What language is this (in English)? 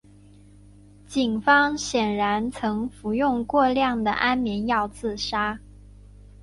Chinese